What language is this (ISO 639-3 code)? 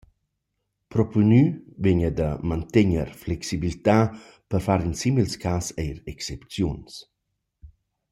roh